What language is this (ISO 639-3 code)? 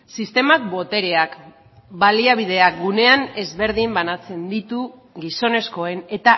eus